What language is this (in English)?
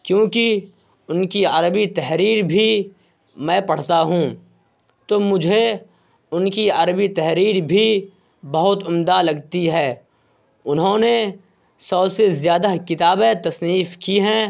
Urdu